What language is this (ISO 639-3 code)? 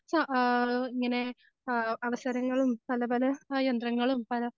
mal